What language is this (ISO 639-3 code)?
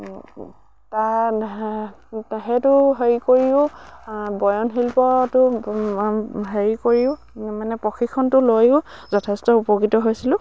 asm